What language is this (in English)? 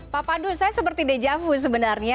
Indonesian